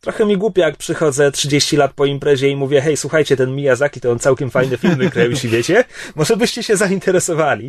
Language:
Polish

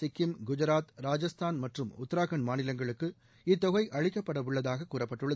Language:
Tamil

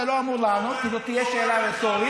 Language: Hebrew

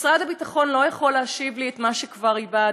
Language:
Hebrew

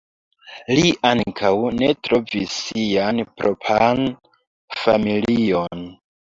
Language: Esperanto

